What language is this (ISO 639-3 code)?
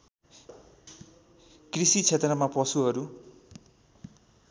nep